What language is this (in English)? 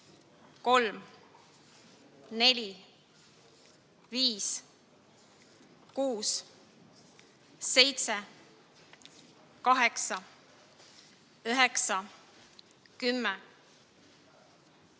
Estonian